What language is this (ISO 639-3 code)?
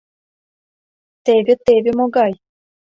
chm